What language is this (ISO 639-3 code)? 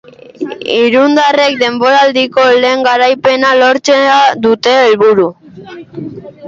eus